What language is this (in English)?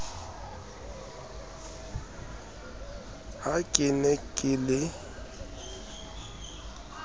Southern Sotho